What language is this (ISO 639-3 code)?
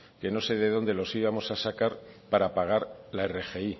spa